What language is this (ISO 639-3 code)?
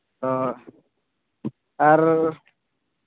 sat